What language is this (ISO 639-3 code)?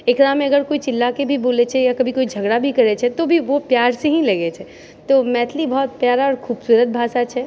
mai